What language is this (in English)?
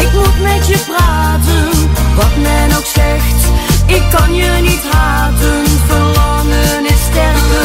Dutch